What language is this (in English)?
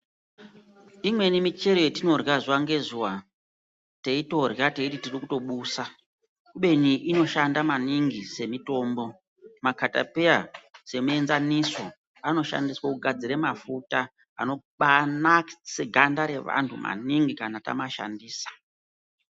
Ndau